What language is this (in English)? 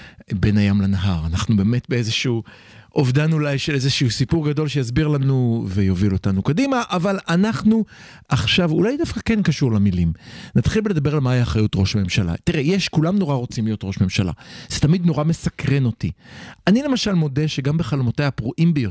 Hebrew